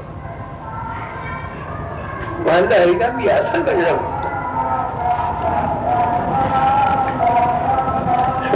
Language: Hindi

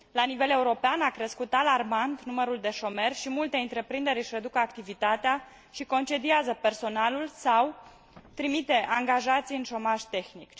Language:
Romanian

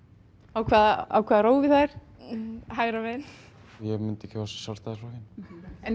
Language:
Icelandic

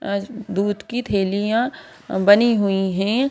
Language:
Hindi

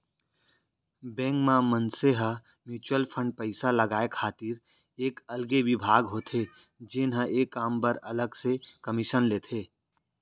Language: Chhattisgarhi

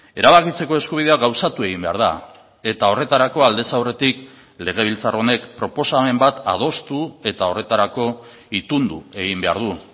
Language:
Basque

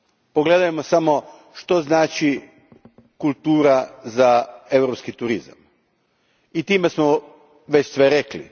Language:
Croatian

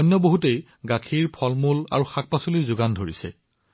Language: Assamese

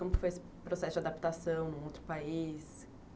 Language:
Portuguese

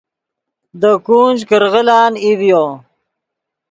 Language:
Yidgha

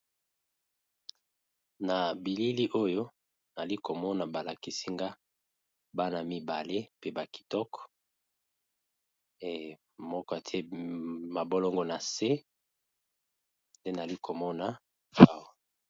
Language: Lingala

